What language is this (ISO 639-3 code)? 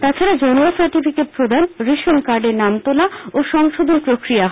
ben